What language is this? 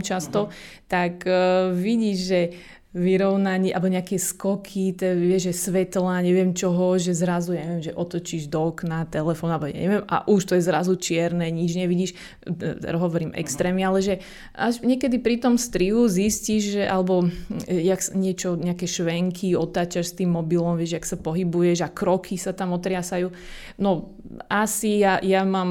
Slovak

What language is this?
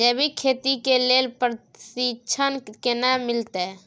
Maithili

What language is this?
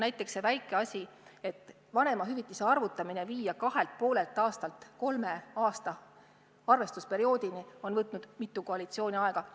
Estonian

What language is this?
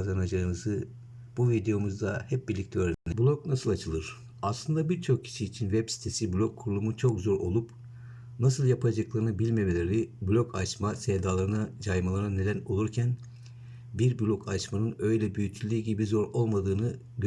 Turkish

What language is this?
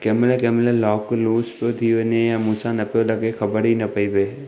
Sindhi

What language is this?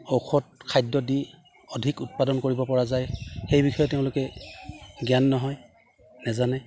Assamese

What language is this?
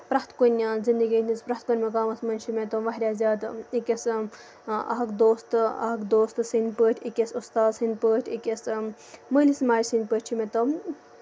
Kashmiri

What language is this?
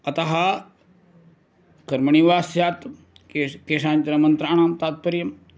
Sanskrit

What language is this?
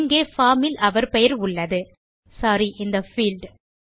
Tamil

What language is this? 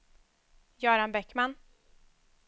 Swedish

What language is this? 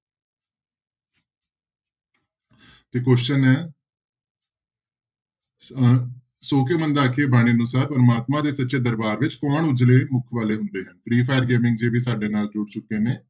Punjabi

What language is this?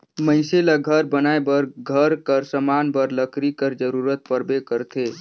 Chhattisgarhi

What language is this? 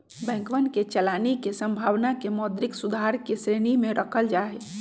Magahi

